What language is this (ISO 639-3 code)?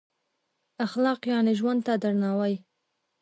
pus